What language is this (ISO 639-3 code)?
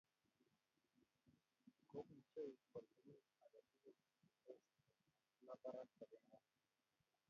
kln